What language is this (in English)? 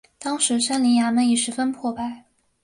Chinese